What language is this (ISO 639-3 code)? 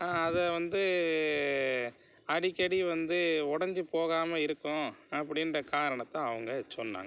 tam